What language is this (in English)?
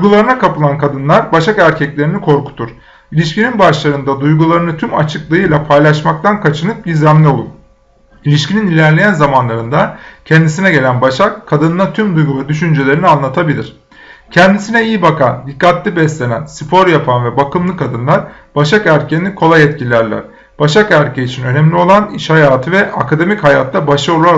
Turkish